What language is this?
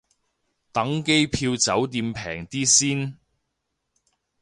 Cantonese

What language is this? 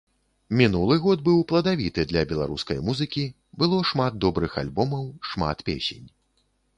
Belarusian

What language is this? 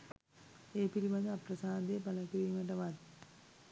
Sinhala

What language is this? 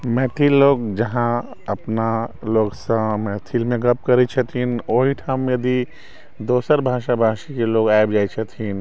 Maithili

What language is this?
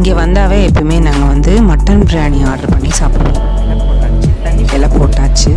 Romanian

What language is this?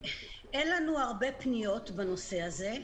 Hebrew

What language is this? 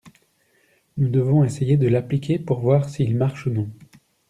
French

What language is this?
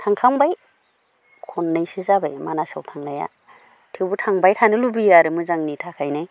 Bodo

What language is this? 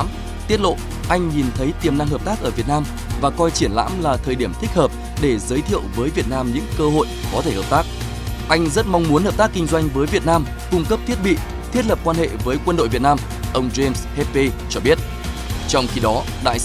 Vietnamese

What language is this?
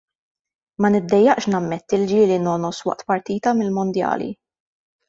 Maltese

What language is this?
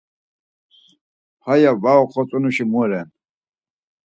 Laz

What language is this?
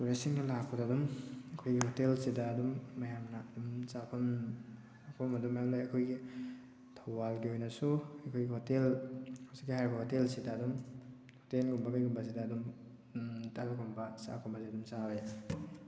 Manipuri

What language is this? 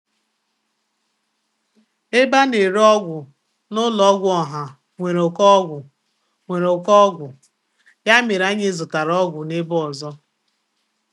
Igbo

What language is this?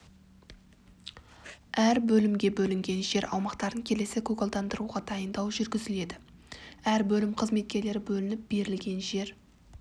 Kazakh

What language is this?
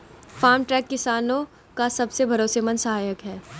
Hindi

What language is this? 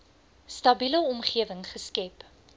Afrikaans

